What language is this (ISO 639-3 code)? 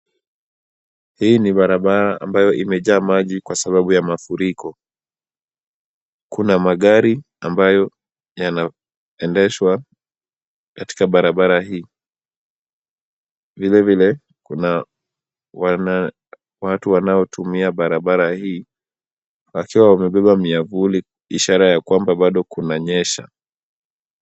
swa